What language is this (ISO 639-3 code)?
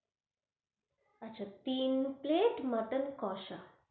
ben